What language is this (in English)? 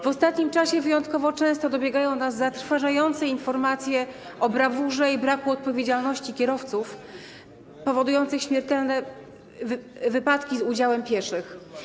Polish